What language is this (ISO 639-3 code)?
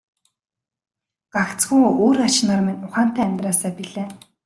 mon